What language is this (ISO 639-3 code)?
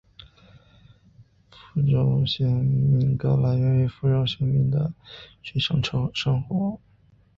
zho